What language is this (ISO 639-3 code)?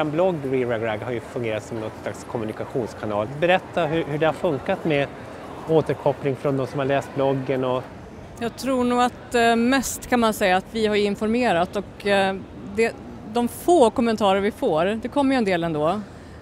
swe